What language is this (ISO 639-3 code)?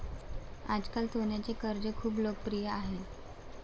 mar